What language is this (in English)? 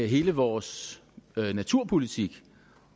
Danish